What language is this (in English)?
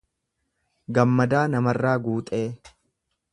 Oromo